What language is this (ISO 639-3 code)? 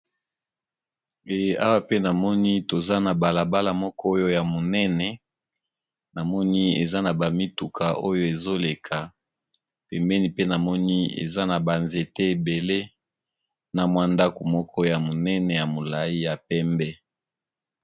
lin